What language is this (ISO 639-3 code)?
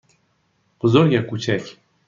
fas